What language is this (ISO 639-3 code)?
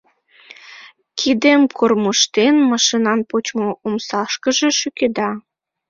chm